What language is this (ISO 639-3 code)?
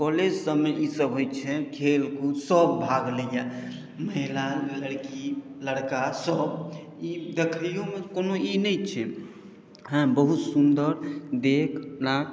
mai